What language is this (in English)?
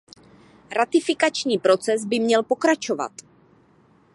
Czech